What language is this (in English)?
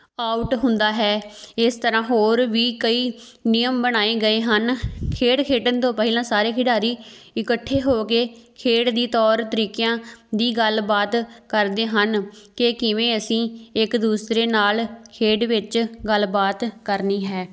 Punjabi